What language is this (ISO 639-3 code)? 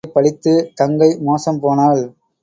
tam